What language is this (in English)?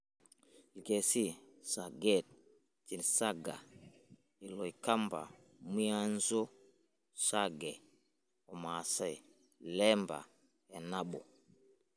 Masai